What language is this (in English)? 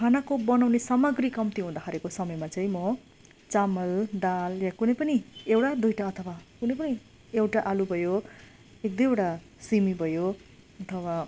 Nepali